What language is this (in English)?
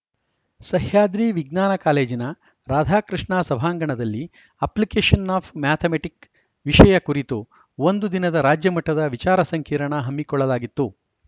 Kannada